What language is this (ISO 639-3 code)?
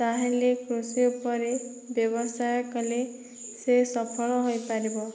ori